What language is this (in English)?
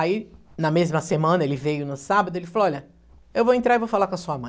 Portuguese